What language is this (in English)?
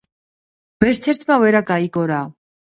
Georgian